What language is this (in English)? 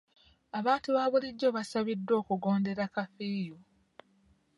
Ganda